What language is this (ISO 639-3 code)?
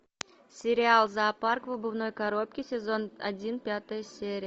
rus